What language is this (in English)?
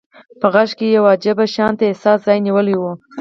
Pashto